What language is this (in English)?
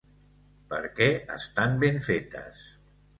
Catalan